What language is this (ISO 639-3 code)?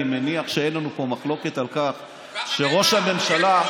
heb